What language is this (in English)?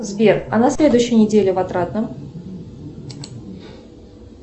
Russian